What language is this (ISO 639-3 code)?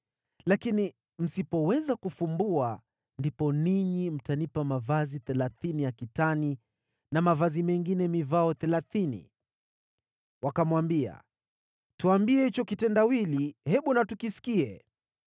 swa